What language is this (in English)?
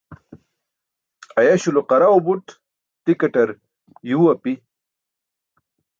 Burushaski